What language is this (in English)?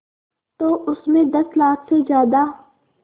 Hindi